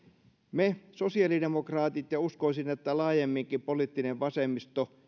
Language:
Finnish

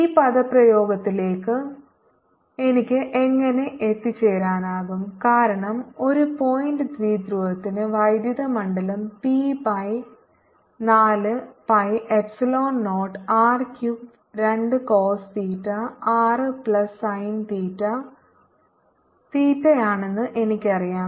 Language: Malayalam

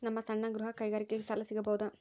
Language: Kannada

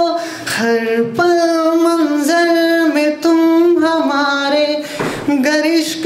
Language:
Hindi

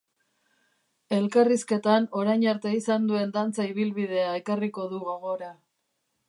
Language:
Basque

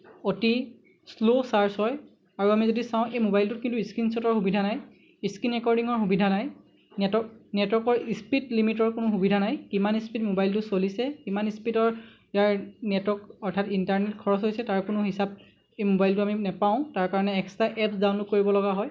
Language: Assamese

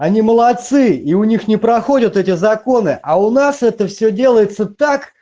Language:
Russian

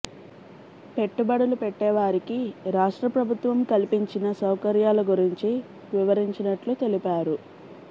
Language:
Telugu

